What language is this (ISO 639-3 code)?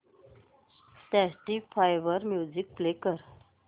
mar